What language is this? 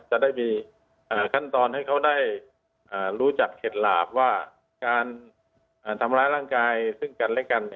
Thai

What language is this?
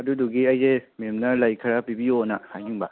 Manipuri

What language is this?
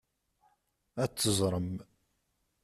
Kabyle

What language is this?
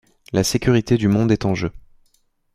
French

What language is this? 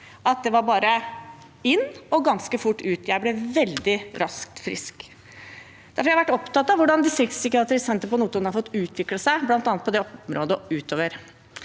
Norwegian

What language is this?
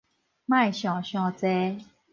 Min Nan Chinese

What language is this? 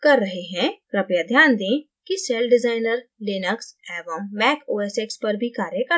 Hindi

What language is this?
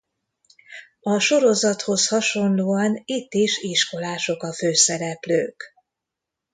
Hungarian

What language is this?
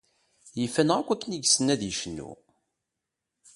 Kabyle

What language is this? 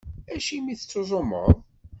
Kabyle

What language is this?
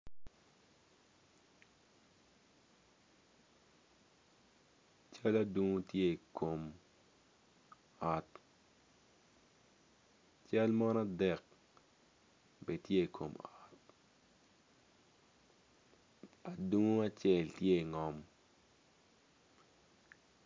Acoli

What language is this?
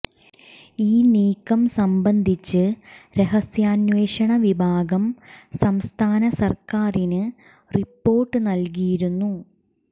Malayalam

